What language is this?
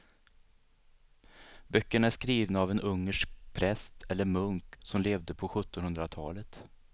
Swedish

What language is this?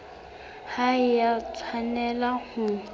Southern Sotho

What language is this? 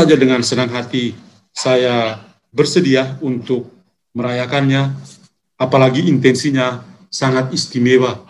Indonesian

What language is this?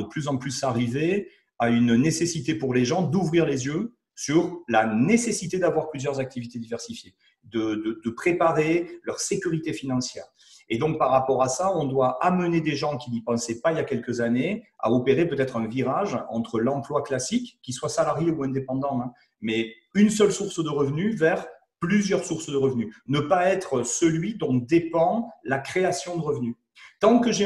French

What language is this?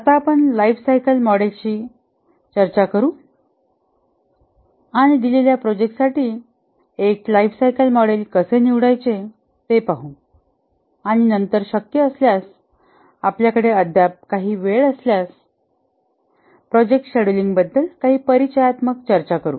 Marathi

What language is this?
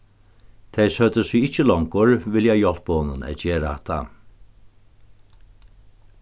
Faroese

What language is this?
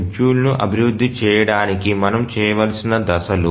Telugu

